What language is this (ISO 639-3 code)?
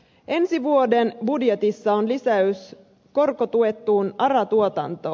fin